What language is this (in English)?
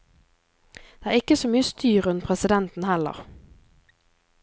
Norwegian